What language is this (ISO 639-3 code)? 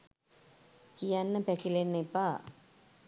sin